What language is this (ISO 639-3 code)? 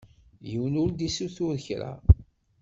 kab